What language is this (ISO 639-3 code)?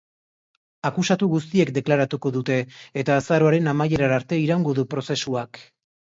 eus